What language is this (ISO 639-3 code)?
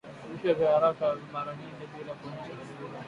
swa